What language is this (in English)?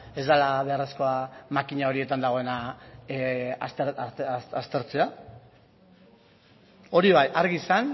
Basque